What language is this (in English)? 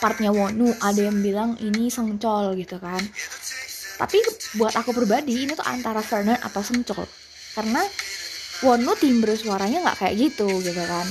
Indonesian